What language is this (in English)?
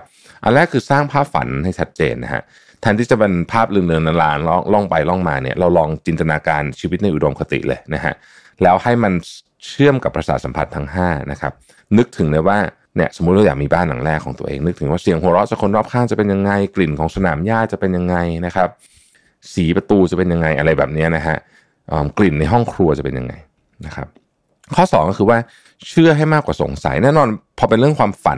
Thai